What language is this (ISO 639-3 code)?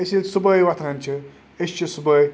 kas